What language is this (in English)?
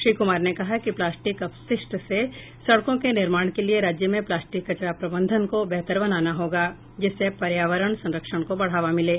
Hindi